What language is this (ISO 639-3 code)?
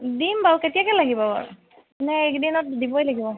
asm